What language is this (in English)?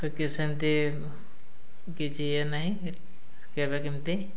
Odia